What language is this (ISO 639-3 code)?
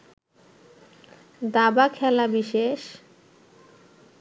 ben